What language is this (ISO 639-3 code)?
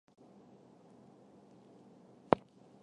zho